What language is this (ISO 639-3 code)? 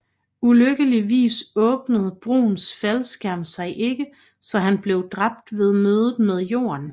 dan